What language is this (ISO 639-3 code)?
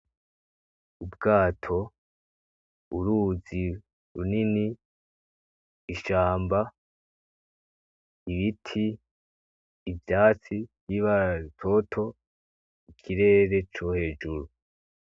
run